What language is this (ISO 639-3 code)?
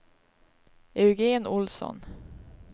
swe